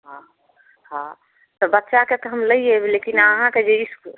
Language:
Maithili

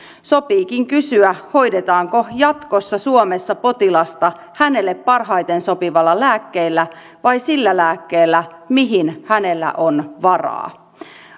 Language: Finnish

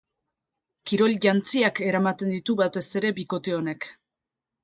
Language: Basque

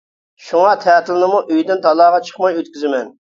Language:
Uyghur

